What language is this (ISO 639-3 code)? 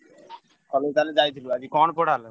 ori